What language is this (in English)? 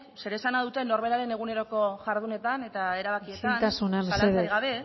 Basque